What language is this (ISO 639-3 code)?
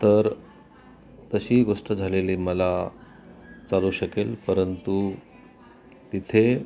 mar